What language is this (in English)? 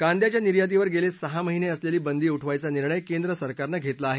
Marathi